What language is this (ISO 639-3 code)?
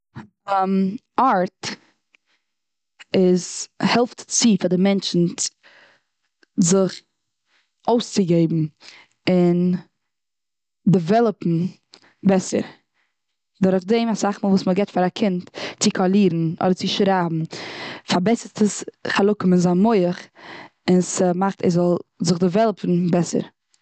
yid